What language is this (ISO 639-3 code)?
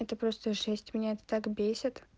rus